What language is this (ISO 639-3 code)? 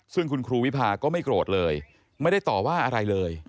tha